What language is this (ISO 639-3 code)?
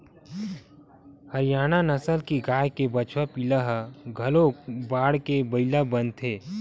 hne